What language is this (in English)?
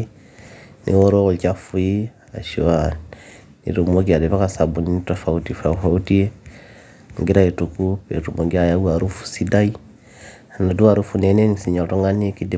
Masai